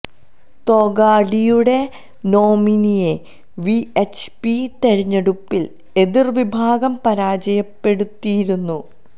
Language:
Malayalam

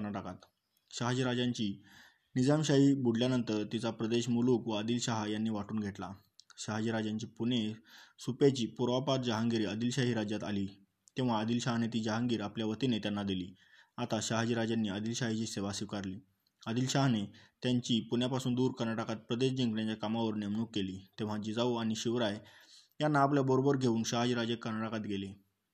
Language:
Marathi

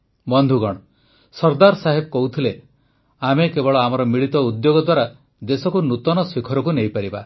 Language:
Odia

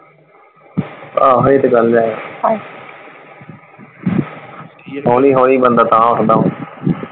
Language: Punjabi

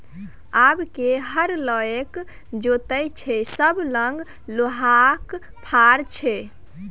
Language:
Maithili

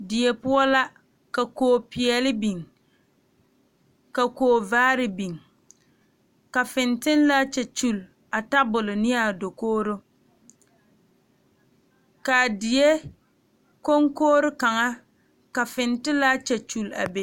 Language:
Southern Dagaare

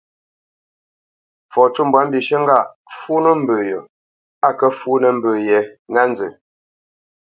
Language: Bamenyam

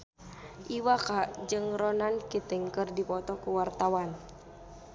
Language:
Sundanese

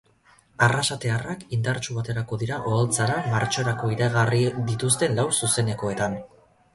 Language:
Basque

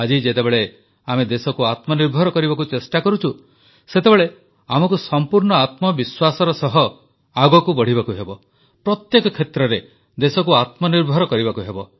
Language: Odia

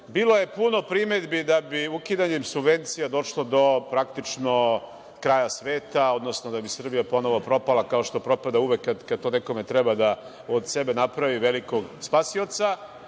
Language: Serbian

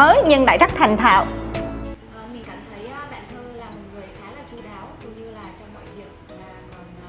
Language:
Vietnamese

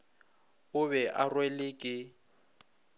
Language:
Northern Sotho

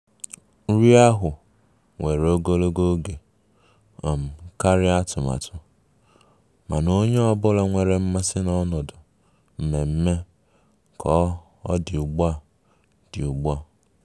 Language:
Igbo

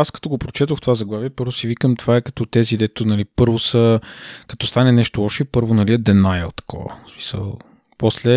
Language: Bulgarian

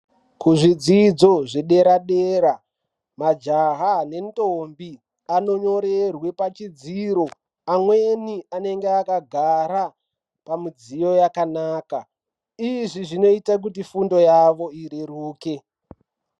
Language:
Ndau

